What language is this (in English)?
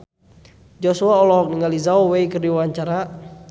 Sundanese